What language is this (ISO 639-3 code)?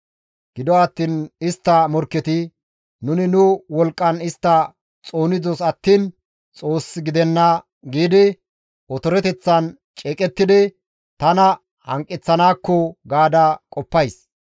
gmv